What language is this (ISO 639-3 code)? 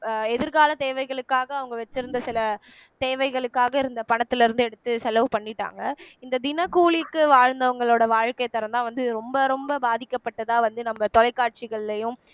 tam